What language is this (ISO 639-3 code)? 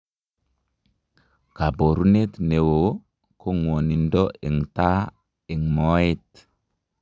kln